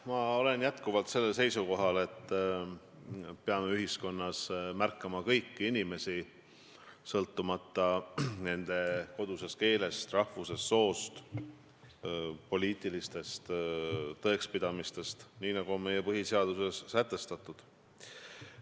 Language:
Estonian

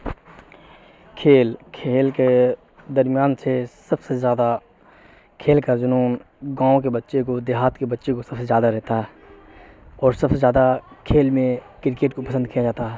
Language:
Urdu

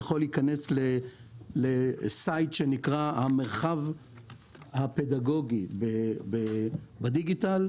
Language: Hebrew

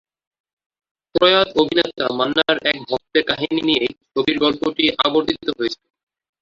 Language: Bangla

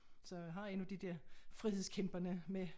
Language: Danish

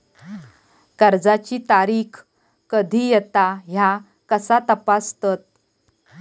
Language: Marathi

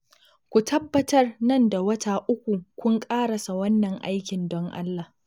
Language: Hausa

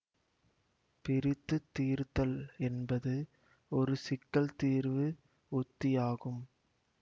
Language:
Tamil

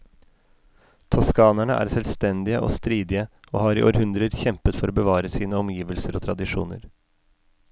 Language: Norwegian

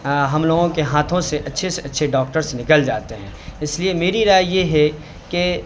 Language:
Urdu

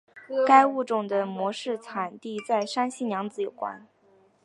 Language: Chinese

